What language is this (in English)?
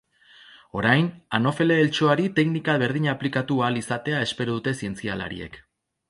Basque